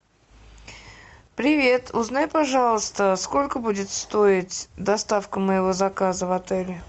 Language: Russian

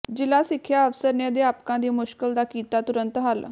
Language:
Punjabi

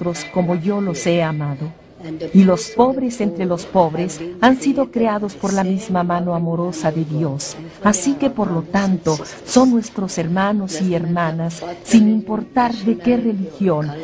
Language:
Spanish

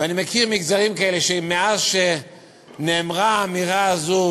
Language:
Hebrew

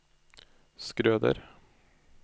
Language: Norwegian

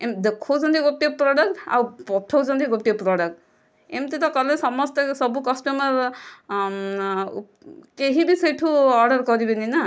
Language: Odia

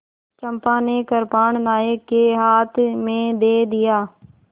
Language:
Hindi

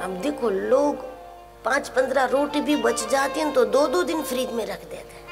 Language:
Hindi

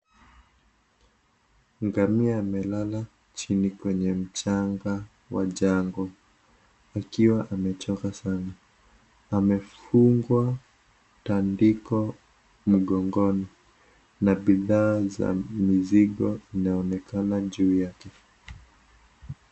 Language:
Swahili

